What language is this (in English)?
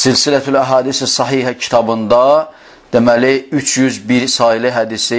Turkish